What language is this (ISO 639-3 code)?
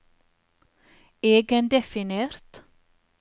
nor